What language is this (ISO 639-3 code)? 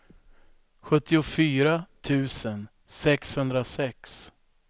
swe